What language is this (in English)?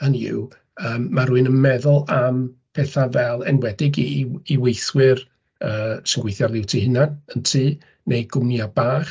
Welsh